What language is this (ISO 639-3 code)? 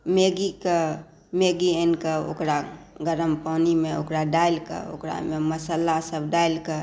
mai